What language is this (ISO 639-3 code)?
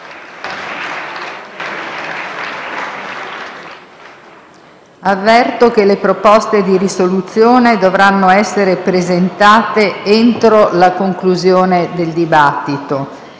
ita